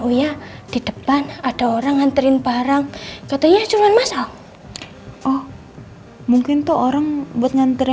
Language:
Indonesian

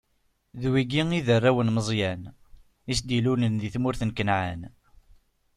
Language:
Kabyle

